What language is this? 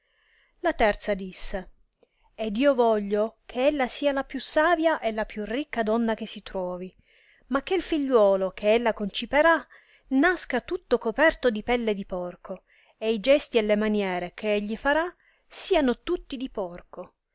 Italian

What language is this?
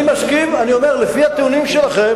Hebrew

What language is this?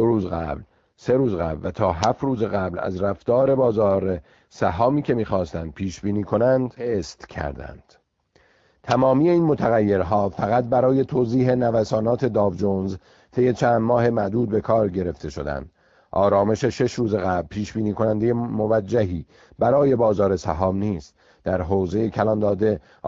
Persian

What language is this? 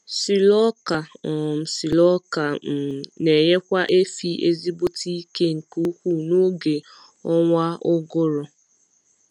Igbo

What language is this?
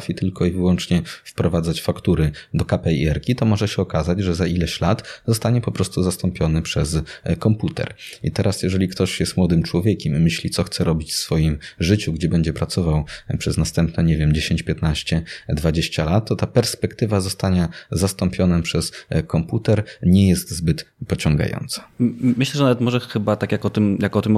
Polish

